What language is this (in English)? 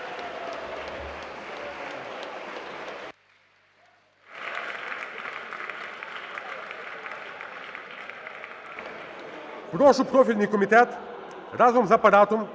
Ukrainian